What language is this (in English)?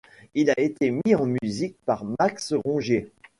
French